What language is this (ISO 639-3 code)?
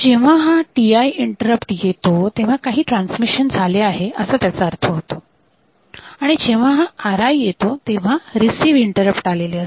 mar